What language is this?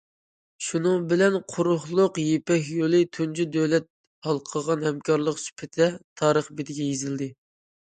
Uyghur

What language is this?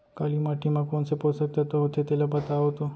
Chhattisgarhi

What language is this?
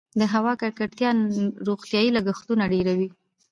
Pashto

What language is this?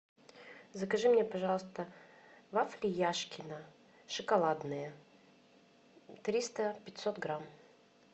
Russian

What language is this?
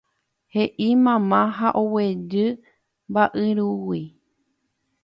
Guarani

